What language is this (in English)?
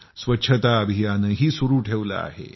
Marathi